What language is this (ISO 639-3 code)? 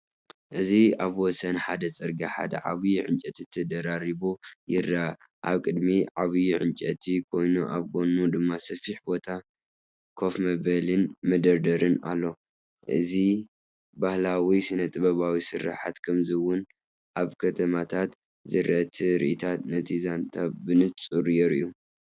tir